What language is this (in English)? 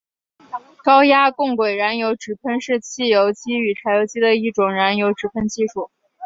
Chinese